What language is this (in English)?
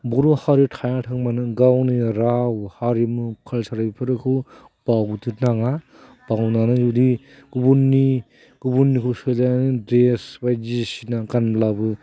Bodo